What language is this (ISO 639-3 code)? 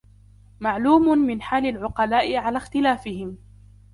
ara